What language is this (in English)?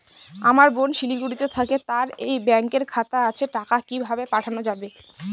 Bangla